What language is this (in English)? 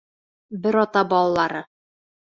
Bashkir